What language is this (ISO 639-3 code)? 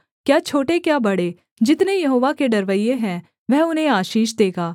hin